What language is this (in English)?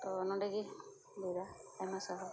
Santali